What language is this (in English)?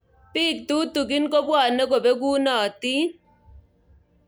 Kalenjin